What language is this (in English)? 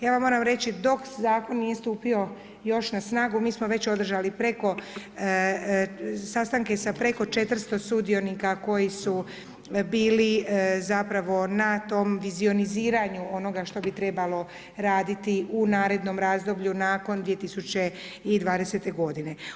Croatian